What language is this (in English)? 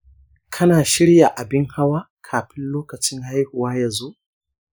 Hausa